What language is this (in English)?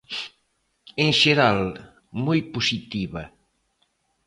Galician